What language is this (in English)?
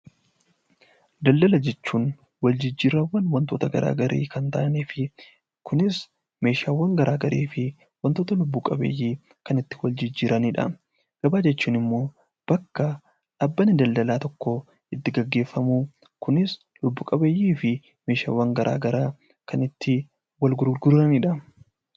Oromo